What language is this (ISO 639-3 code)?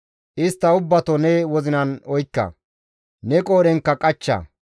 gmv